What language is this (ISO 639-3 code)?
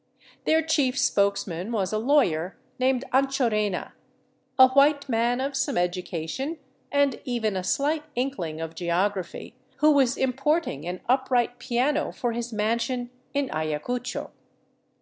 eng